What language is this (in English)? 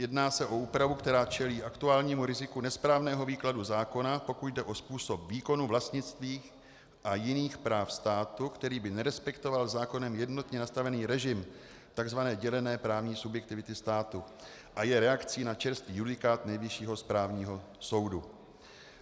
Czech